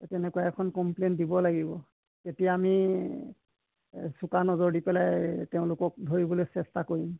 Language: Assamese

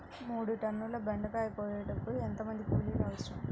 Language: Telugu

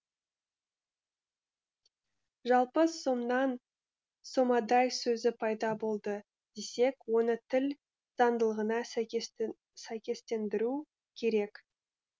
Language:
Kazakh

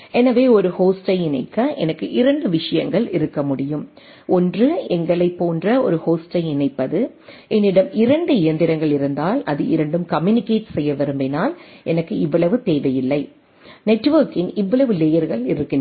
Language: Tamil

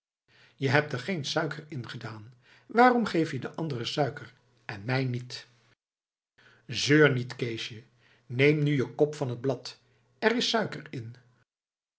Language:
Dutch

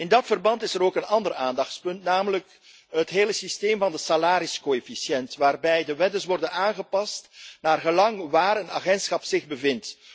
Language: Dutch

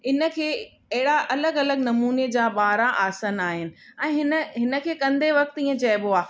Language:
Sindhi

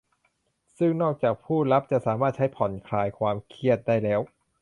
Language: Thai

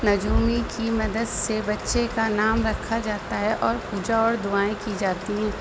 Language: Urdu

